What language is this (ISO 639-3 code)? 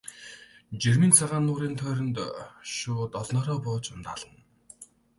mon